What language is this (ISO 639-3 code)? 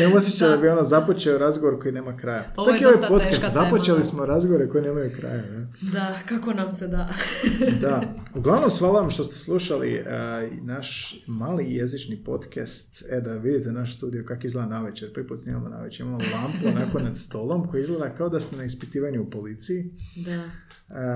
hrv